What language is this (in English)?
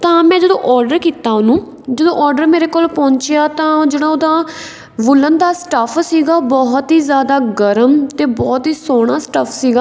Punjabi